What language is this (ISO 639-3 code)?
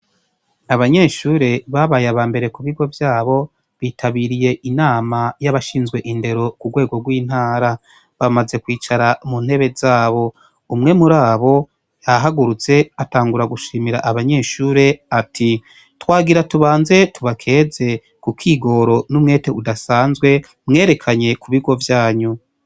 run